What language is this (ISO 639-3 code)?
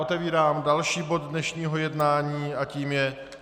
ces